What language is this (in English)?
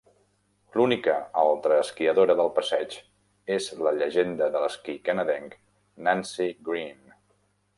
Catalan